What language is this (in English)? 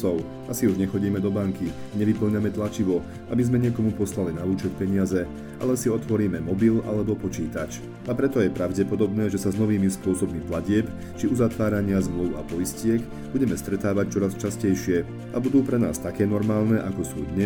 Slovak